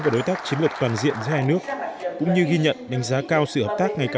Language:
Vietnamese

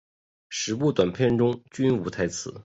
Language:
Chinese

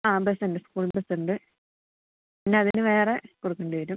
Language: Malayalam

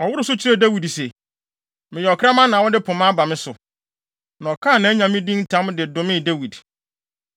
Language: Akan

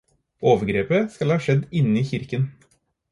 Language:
Norwegian Bokmål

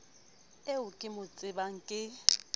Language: Southern Sotho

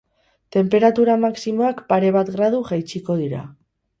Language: Basque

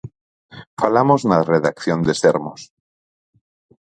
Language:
Galician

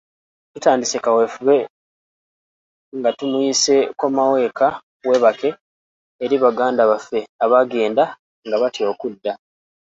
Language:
Ganda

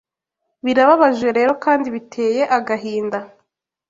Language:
Kinyarwanda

